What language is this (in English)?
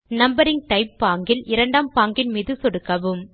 Tamil